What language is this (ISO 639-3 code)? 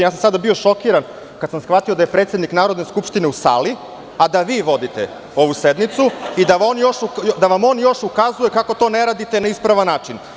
srp